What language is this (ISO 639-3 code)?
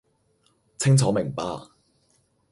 yue